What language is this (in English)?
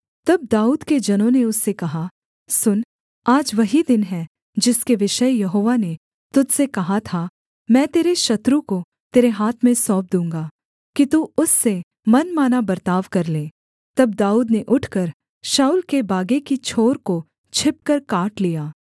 Hindi